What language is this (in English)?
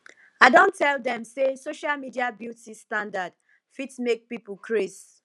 Nigerian Pidgin